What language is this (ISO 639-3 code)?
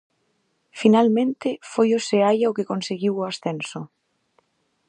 glg